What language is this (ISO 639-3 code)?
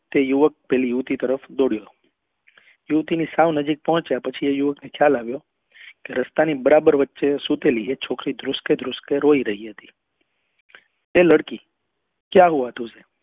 guj